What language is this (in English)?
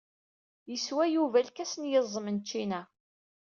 Kabyle